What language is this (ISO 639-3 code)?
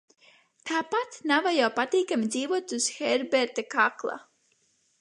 lav